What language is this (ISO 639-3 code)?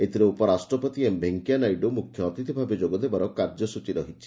ori